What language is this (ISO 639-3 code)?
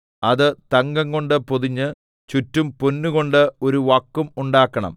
mal